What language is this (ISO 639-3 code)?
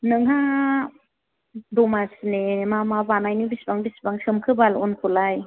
brx